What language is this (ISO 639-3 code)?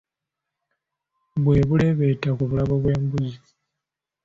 lug